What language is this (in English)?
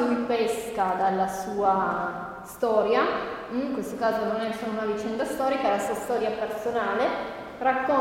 Italian